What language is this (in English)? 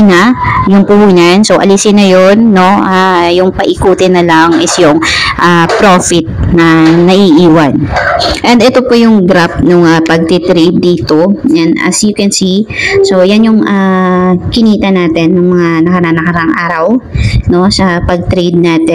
Filipino